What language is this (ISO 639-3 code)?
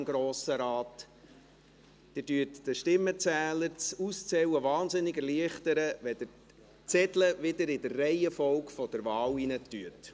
gsw